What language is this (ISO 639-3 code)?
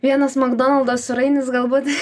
lit